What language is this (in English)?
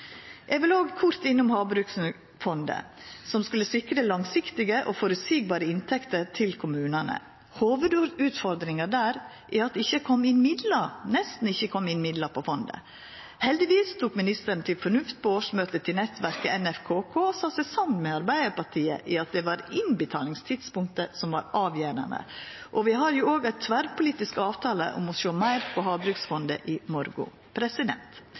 Norwegian Nynorsk